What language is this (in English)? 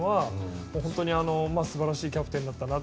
Japanese